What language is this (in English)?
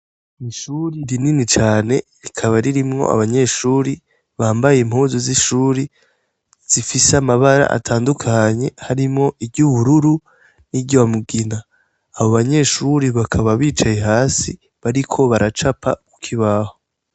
Rundi